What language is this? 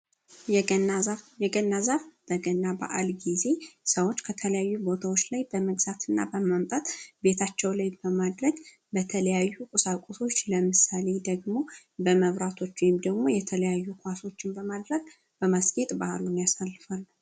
Amharic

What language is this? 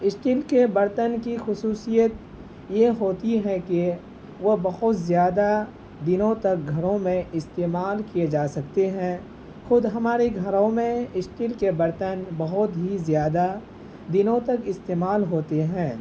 Urdu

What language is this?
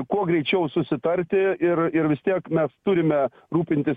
Lithuanian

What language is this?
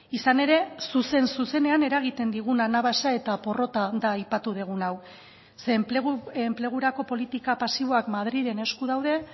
Basque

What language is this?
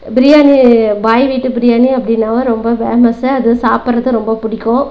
Tamil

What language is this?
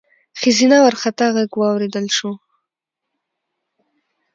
Pashto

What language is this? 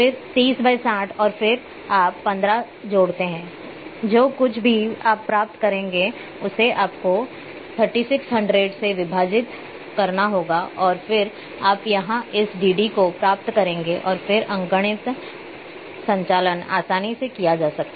Hindi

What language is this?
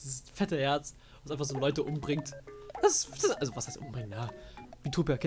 German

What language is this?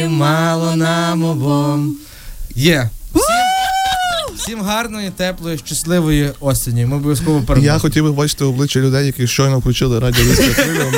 Ukrainian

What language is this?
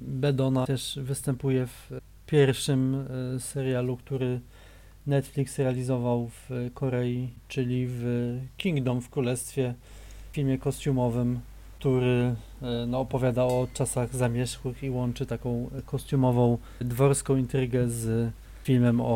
Polish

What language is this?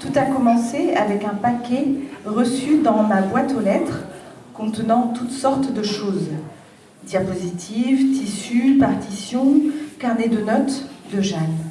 French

